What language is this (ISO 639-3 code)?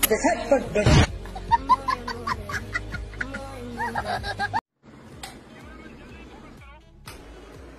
kan